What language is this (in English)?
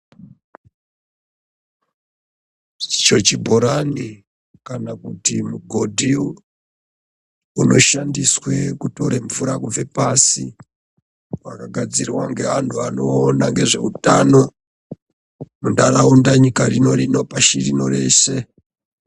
Ndau